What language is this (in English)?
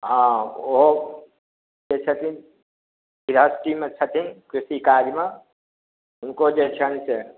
Maithili